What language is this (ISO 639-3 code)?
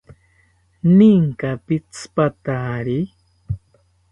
cpy